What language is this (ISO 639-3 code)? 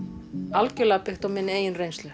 isl